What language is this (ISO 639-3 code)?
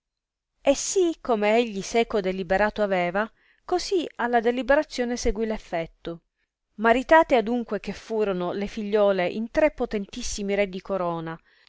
ita